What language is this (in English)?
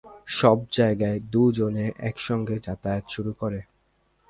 Bangla